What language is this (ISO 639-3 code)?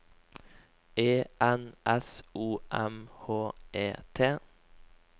nor